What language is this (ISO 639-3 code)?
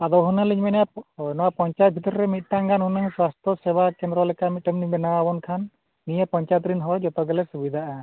sat